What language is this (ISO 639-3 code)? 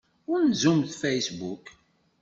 kab